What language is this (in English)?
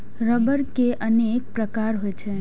Maithili